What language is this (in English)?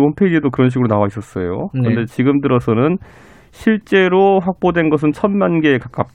Korean